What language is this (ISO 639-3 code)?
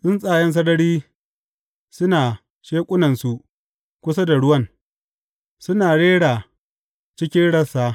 hau